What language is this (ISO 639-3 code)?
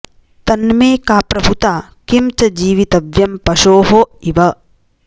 san